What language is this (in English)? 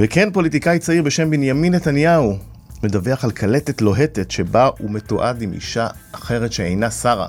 Hebrew